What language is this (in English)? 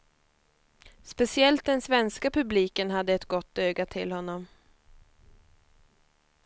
Swedish